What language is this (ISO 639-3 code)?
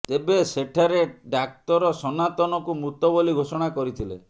ori